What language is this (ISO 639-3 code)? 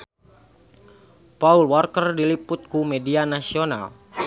sun